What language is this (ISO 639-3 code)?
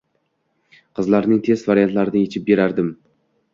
uzb